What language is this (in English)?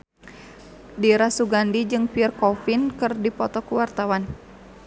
Sundanese